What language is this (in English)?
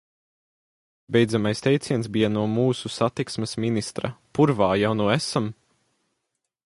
Latvian